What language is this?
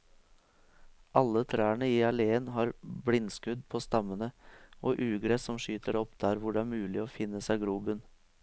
Norwegian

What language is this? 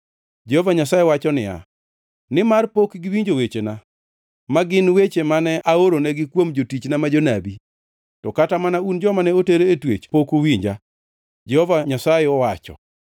Luo (Kenya and Tanzania)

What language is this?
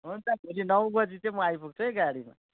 Nepali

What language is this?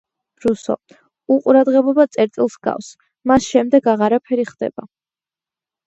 Georgian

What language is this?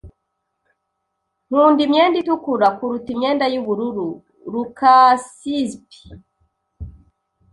Kinyarwanda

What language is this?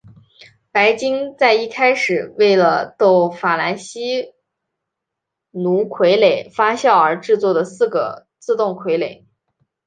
Chinese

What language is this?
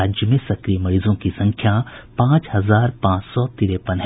Hindi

